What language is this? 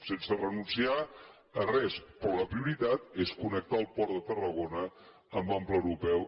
Catalan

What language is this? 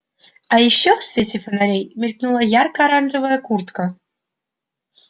Russian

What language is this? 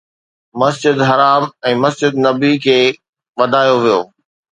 Sindhi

